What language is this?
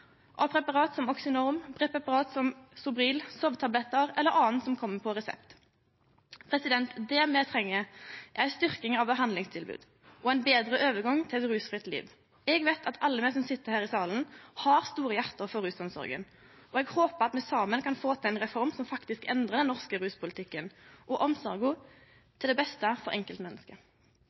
Norwegian Nynorsk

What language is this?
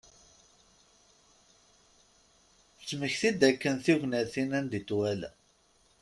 Kabyle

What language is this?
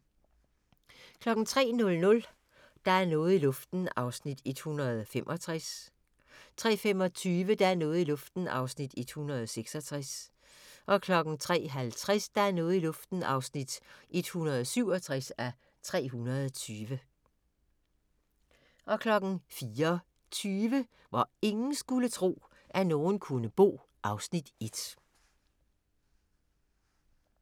Danish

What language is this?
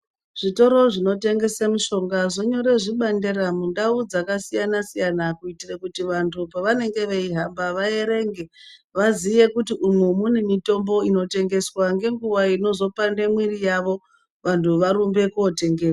Ndau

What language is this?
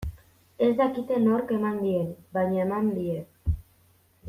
Basque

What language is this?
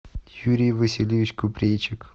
Russian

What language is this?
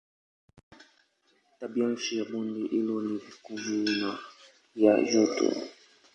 Swahili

